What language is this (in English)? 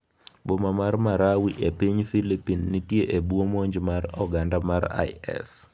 Luo (Kenya and Tanzania)